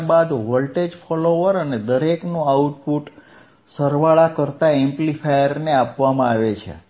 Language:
Gujarati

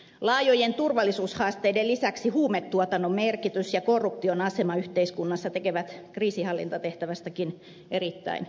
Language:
Finnish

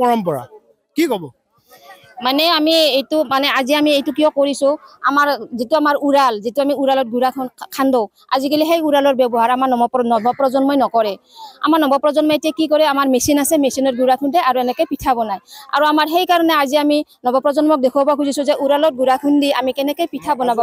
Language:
Bangla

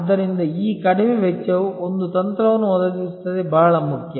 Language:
Kannada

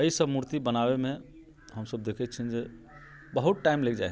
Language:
Maithili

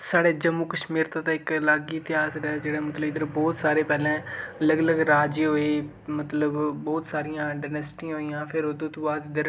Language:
Dogri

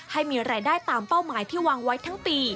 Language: Thai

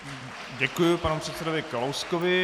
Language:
Czech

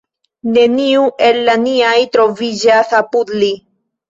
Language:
Esperanto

